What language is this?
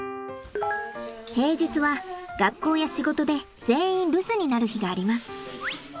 Japanese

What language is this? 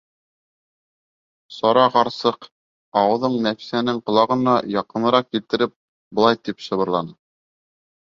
Bashkir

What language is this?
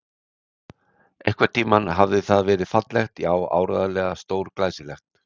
Icelandic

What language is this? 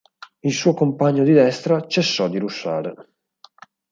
Italian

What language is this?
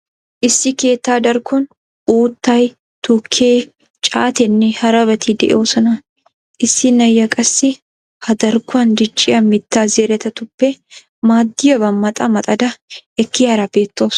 Wolaytta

